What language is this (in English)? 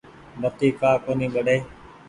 Goaria